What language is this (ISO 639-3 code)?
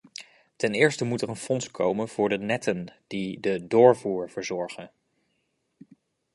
nld